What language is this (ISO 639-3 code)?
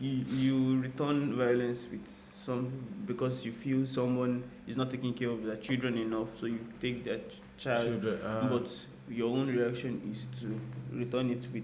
tur